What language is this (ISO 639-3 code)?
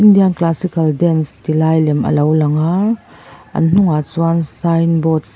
lus